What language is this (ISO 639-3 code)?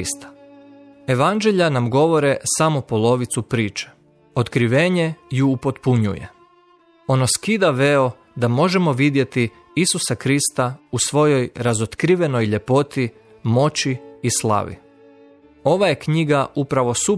hrv